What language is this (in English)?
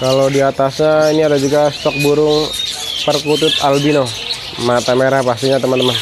Indonesian